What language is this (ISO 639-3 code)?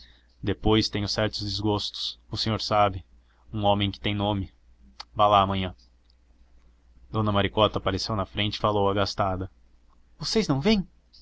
por